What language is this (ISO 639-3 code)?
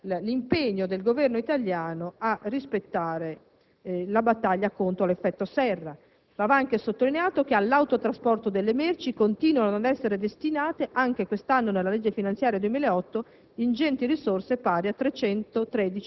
ita